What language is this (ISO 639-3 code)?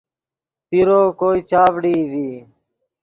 ydg